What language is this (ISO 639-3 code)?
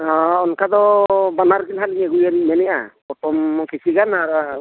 sat